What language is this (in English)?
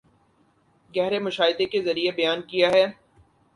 Urdu